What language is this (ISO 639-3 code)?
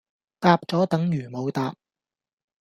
yue